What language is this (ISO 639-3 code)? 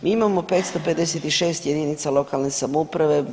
hrv